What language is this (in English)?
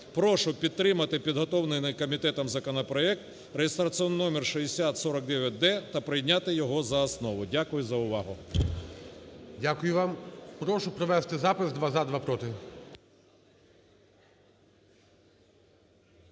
Ukrainian